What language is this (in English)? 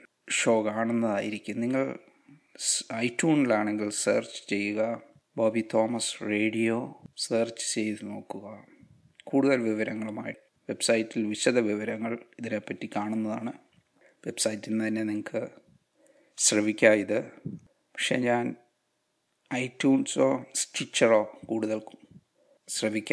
Hindi